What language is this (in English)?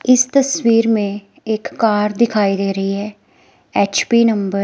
Hindi